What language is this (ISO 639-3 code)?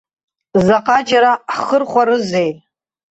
abk